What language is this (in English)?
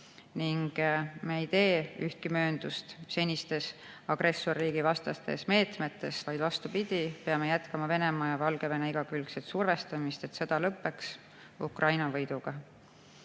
Estonian